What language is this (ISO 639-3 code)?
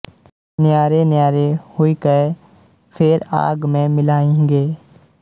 pan